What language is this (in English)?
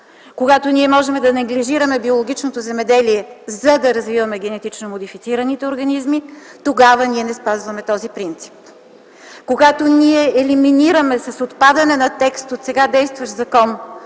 Bulgarian